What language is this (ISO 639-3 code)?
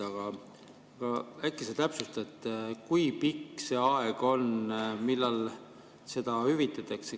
est